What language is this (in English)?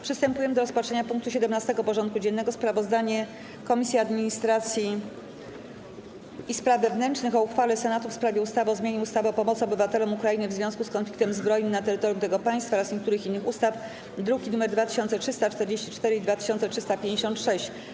Polish